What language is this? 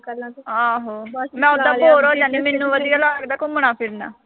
Punjabi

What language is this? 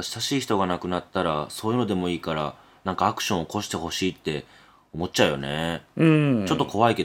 Japanese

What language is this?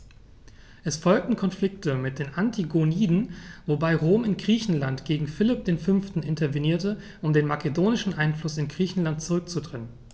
German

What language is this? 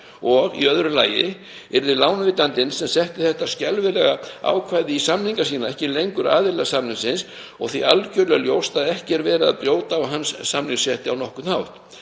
Icelandic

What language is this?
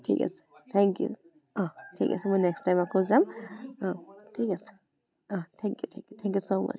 Assamese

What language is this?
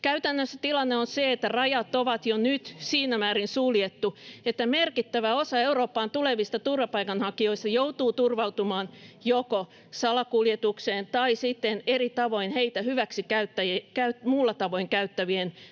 Finnish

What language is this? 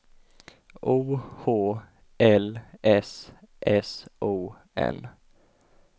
Swedish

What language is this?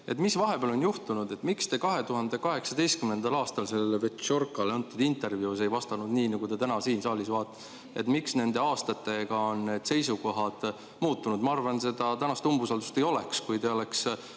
Estonian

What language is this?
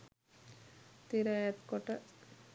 Sinhala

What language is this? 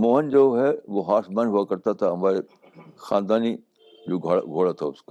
Urdu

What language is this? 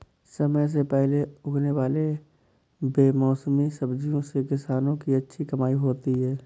Hindi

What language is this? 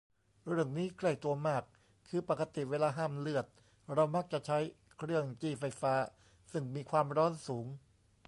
Thai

